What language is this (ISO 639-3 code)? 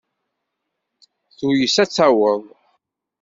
kab